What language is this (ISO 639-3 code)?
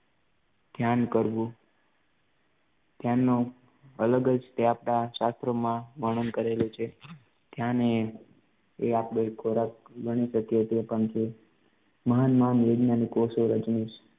guj